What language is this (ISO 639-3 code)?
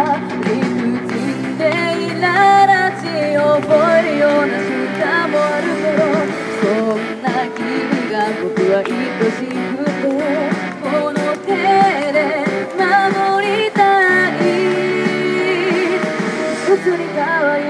jpn